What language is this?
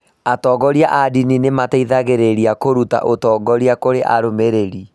Kikuyu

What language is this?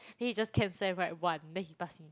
English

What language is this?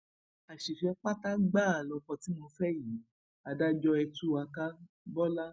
Yoruba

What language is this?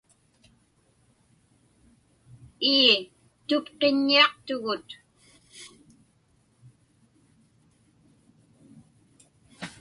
Inupiaq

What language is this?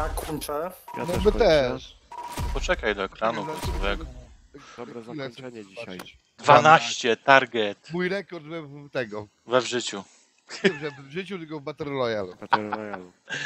Polish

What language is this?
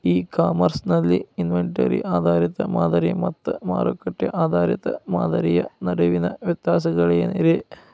Kannada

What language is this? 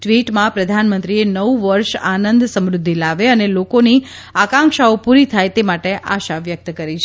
Gujarati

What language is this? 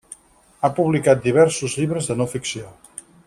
Catalan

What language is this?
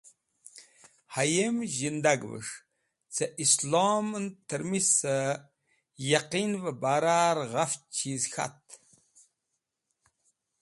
Wakhi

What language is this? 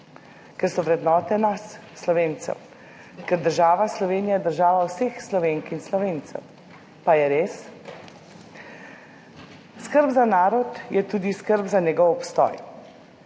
Slovenian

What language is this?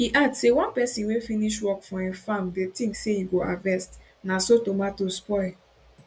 Nigerian Pidgin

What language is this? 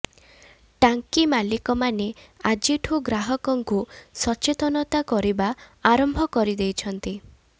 Odia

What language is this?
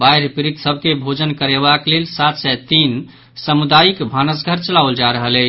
Maithili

